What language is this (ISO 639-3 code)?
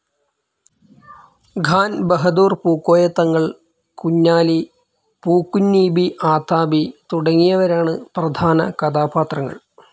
mal